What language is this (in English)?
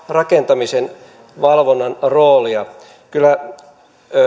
Finnish